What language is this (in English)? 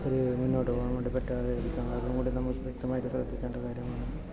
Malayalam